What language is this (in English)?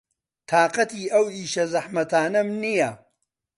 Central Kurdish